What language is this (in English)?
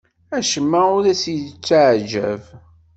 Kabyle